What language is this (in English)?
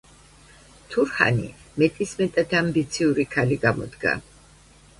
Georgian